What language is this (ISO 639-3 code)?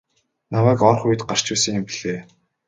mon